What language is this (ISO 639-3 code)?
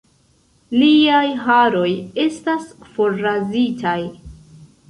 epo